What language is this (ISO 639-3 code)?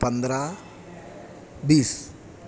urd